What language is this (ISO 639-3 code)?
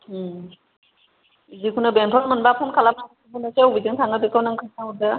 brx